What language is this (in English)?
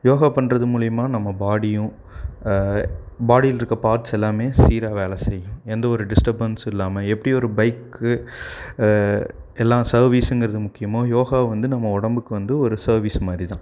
Tamil